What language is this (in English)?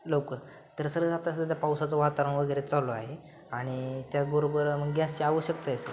Marathi